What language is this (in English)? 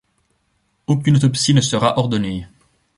French